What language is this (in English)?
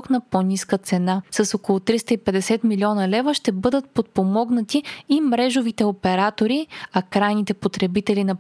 Bulgarian